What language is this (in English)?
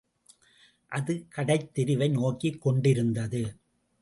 Tamil